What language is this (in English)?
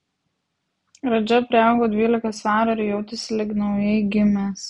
Lithuanian